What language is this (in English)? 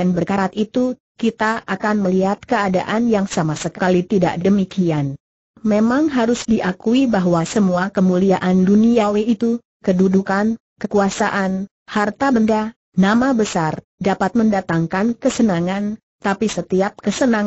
Indonesian